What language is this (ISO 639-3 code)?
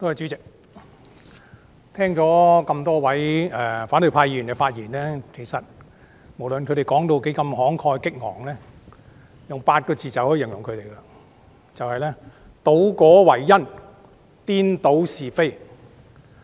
yue